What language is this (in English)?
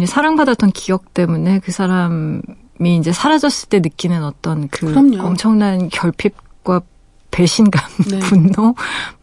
Korean